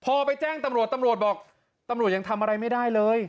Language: Thai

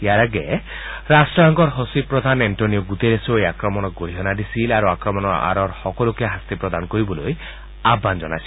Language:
Assamese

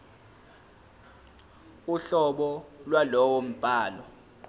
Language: Zulu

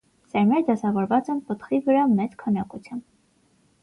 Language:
Armenian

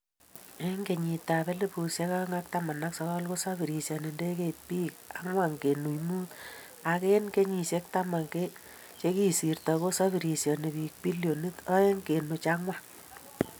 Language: Kalenjin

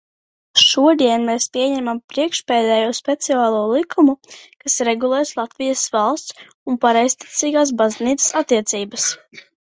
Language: Latvian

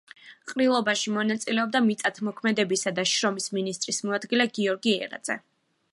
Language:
Georgian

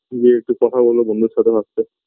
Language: Bangla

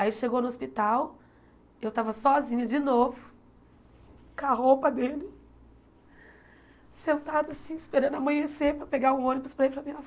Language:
Portuguese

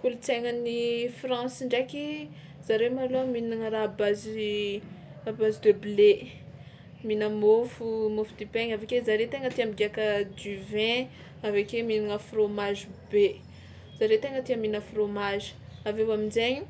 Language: Tsimihety Malagasy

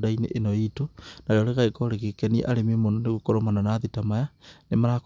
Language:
Kikuyu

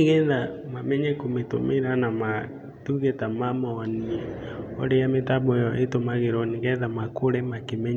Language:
Kikuyu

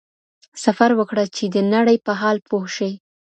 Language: Pashto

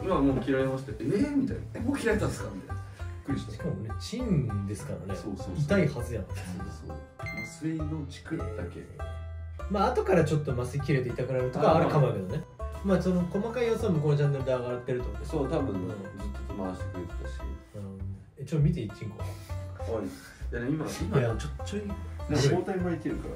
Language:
Japanese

